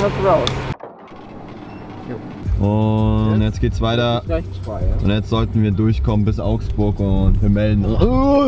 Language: German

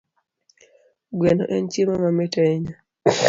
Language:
Luo (Kenya and Tanzania)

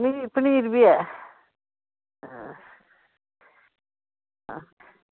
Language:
Dogri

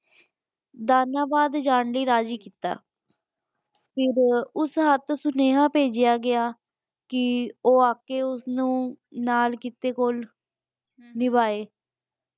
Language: Punjabi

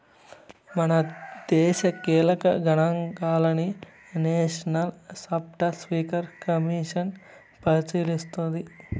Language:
Telugu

